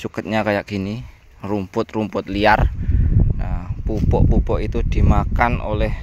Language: Indonesian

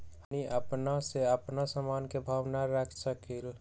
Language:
Magahi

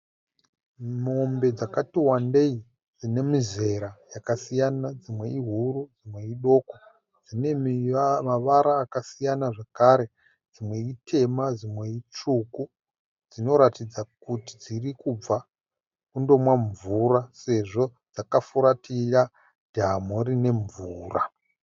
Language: Shona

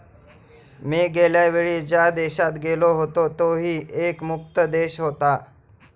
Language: Marathi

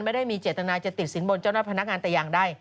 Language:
Thai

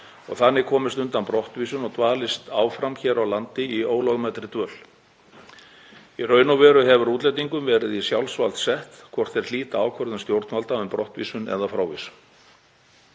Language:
Icelandic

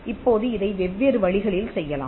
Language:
Tamil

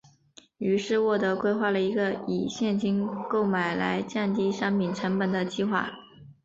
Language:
Chinese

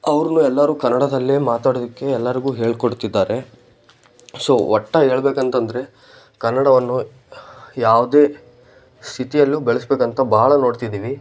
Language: Kannada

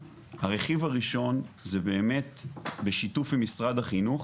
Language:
Hebrew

